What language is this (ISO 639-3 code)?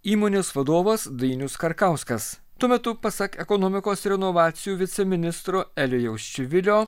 lit